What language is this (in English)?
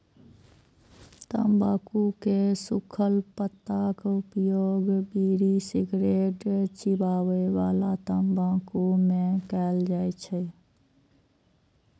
Maithili